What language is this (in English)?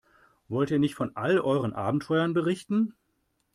German